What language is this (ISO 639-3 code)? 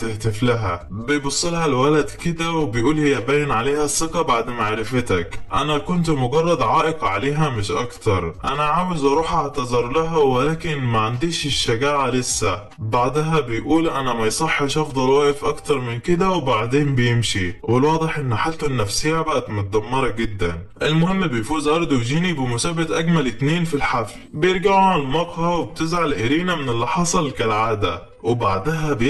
ara